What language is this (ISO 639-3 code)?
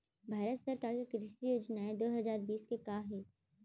hne